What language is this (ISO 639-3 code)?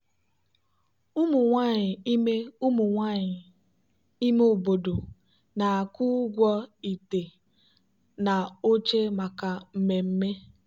ibo